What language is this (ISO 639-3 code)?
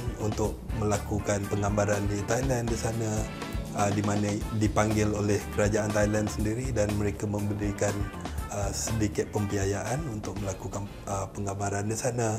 msa